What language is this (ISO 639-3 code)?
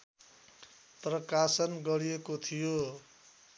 nep